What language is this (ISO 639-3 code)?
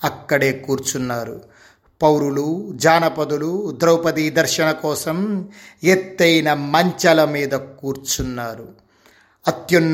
tel